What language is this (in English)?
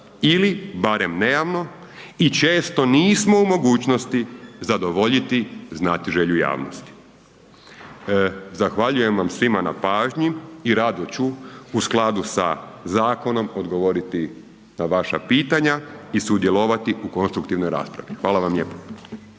Croatian